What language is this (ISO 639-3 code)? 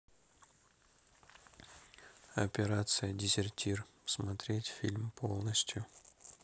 rus